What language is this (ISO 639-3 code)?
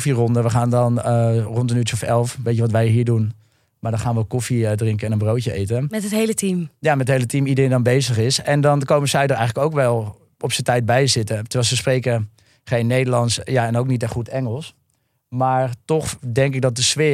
nld